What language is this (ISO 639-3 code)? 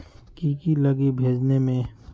mag